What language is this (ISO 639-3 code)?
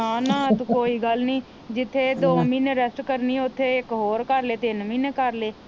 pan